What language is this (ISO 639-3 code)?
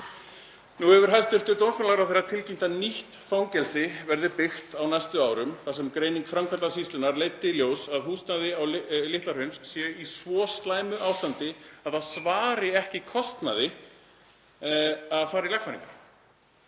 isl